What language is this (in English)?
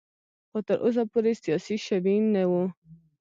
Pashto